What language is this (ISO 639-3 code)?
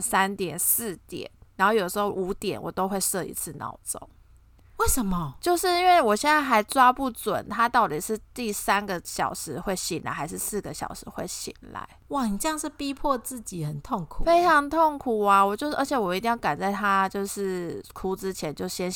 zho